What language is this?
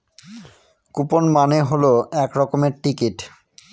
Bangla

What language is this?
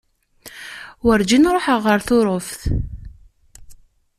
Kabyle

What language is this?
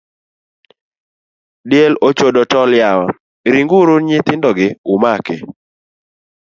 Luo (Kenya and Tanzania)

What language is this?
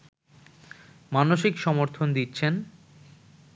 Bangla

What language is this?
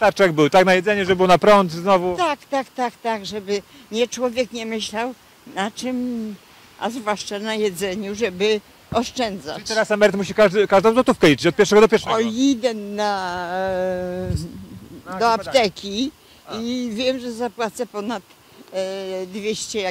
Polish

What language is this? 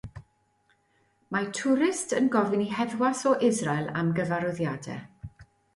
Welsh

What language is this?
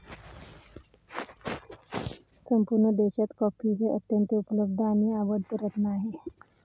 Marathi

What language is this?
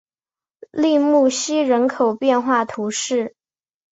Chinese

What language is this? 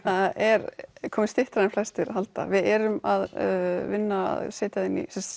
Icelandic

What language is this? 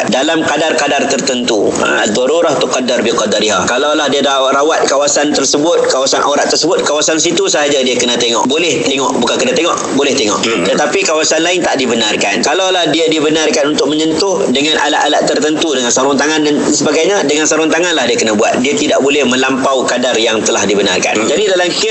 Malay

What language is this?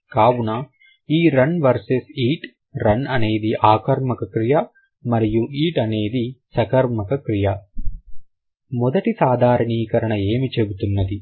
Telugu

